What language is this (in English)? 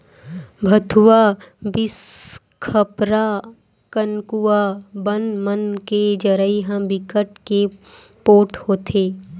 Chhattisgarhi